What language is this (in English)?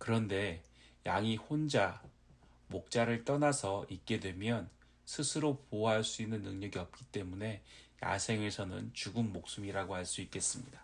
Korean